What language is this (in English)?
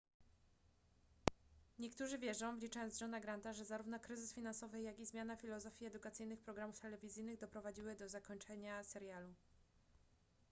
Polish